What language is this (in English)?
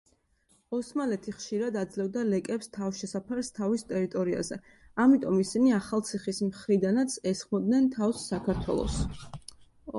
Georgian